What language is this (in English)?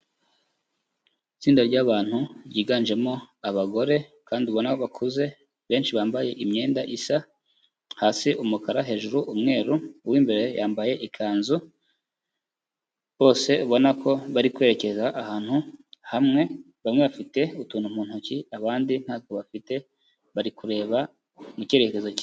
Kinyarwanda